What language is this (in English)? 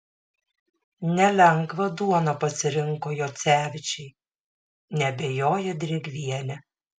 Lithuanian